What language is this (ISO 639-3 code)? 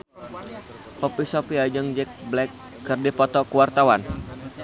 sun